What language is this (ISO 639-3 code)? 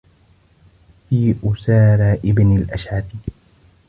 ara